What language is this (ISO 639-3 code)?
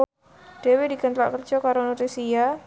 jav